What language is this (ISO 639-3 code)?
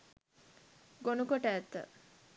sin